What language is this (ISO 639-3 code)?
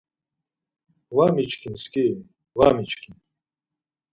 lzz